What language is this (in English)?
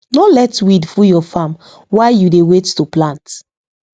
Nigerian Pidgin